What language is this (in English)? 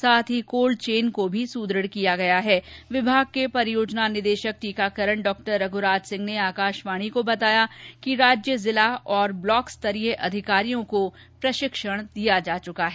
Hindi